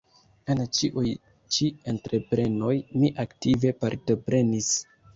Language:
Esperanto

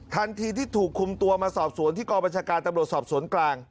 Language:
Thai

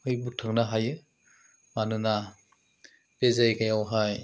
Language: Bodo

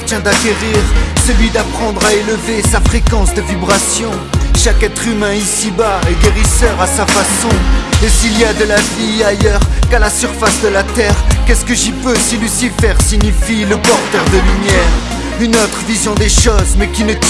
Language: French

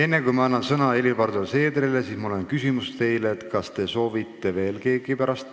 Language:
Estonian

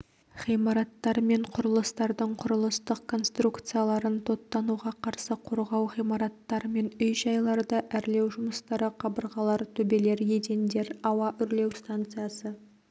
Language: Kazakh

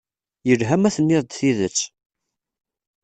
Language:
Kabyle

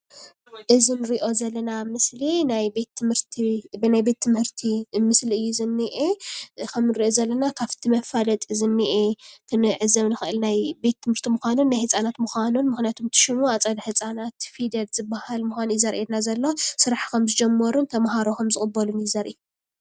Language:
Tigrinya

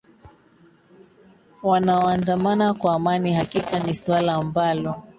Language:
Swahili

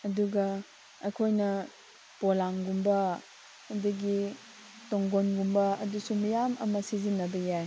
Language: Manipuri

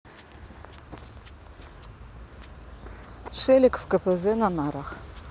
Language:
Russian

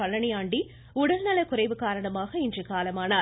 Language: Tamil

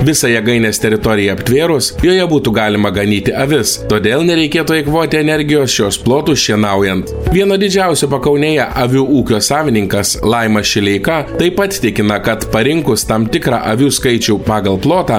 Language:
Lithuanian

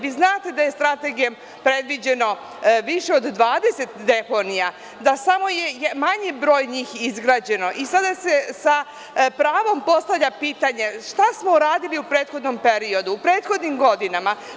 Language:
Serbian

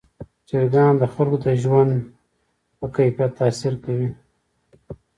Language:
Pashto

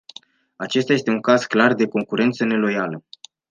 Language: Romanian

